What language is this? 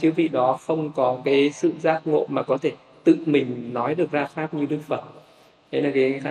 Vietnamese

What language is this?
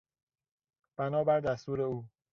Persian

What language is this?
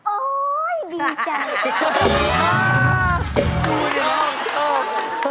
Thai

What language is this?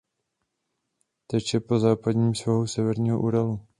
Czech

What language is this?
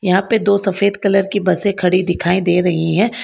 Hindi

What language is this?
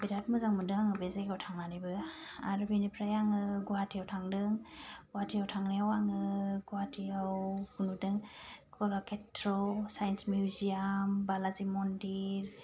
Bodo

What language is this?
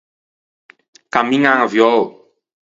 Ligurian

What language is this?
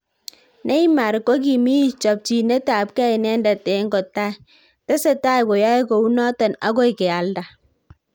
Kalenjin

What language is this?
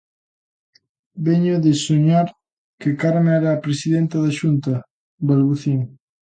Galician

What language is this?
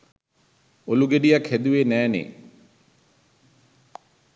Sinhala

